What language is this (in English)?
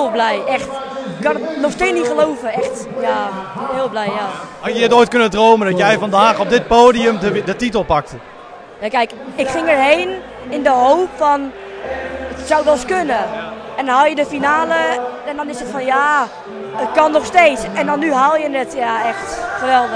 Dutch